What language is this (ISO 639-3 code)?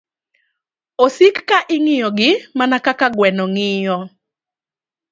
luo